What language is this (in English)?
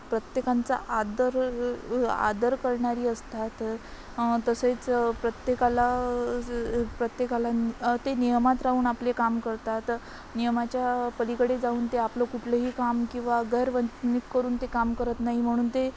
Marathi